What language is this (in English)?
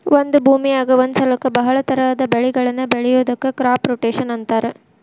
Kannada